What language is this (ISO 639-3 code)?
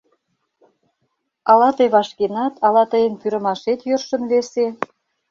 chm